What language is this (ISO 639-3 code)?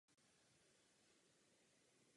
ces